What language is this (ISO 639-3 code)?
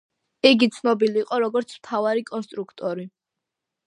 kat